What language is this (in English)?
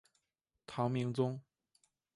Chinese